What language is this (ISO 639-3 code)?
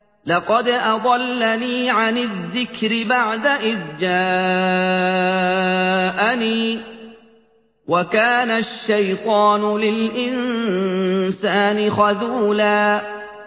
ara